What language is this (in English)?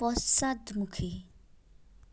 Assamese